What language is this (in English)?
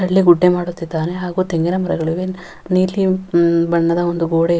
Kannada